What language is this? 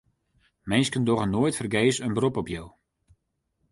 Western Frisian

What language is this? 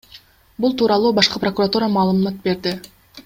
Kyrgyz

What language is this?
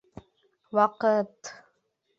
Bashkir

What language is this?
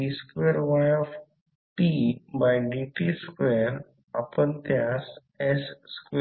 Marathi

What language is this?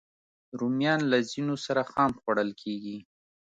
Pashto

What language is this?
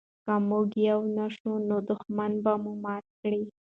Pashto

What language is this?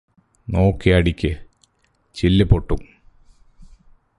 Malayalam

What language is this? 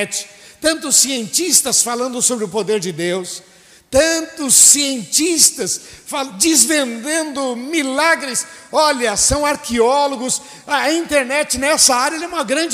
Portuguese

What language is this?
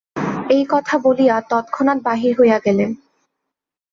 Bangla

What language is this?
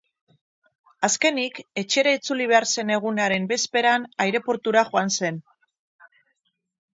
Basque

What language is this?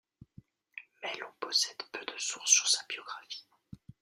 French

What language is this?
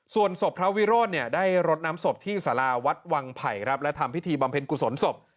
Thai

